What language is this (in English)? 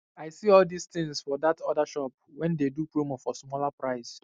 Nigerian Pidgin